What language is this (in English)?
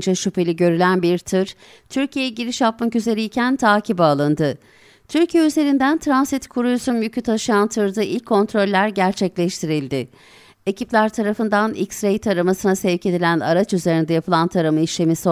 Turkish